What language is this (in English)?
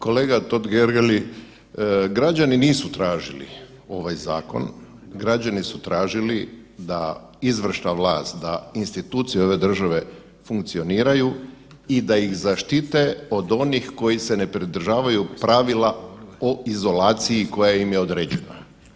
Croatian